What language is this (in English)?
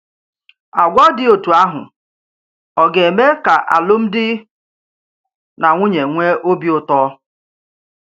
Igbo